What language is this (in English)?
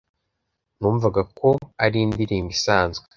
Kinyarwanda